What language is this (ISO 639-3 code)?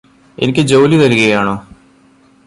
mal